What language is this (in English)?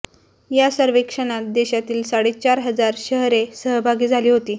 Marathi